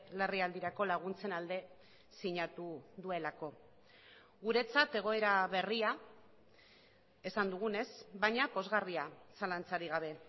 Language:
Basque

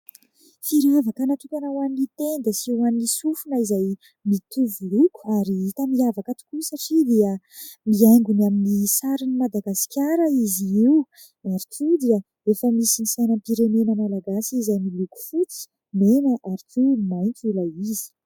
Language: Malagasy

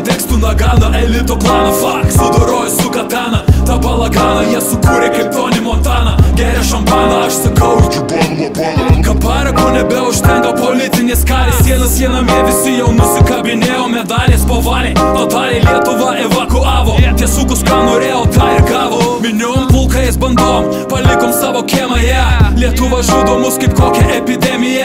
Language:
Lithuanian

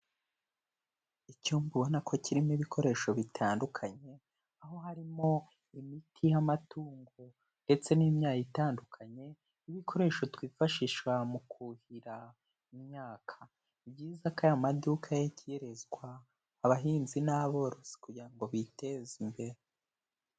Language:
Kinyarwanda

